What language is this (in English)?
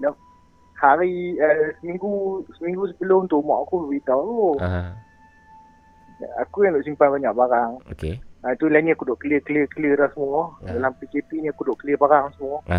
Malay